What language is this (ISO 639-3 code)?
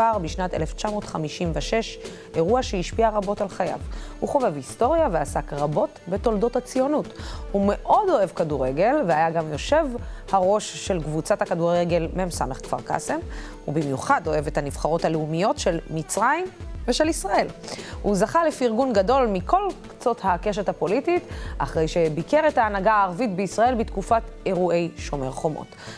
heb